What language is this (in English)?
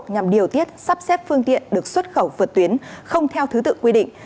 Vietnamese